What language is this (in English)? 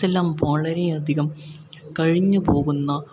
Malayalam